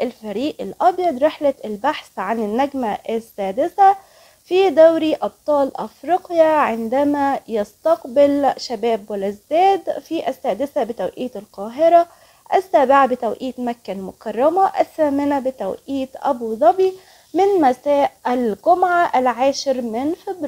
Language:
Arabic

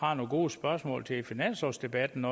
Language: Danish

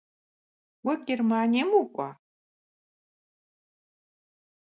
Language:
Kabardian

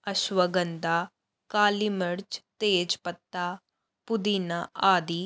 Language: Punjabi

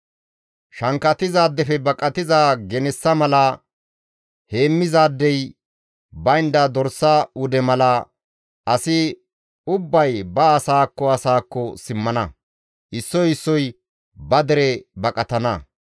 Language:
Gamo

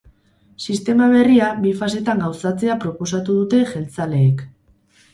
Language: Basque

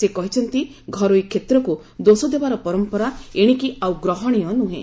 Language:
Odia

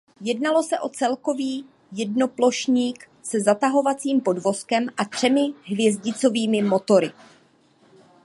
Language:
Czech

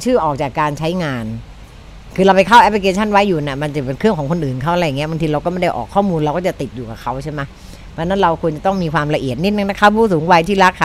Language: Thai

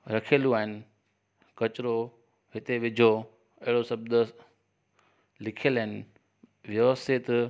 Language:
Sindhi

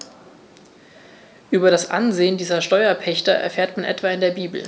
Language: German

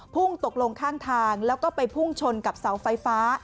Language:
Thai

